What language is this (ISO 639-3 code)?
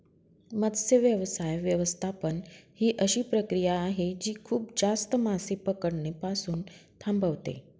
mar